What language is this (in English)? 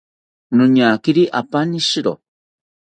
South Ucayali Ashéninka